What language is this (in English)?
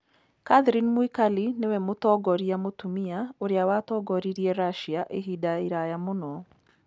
Kikuyu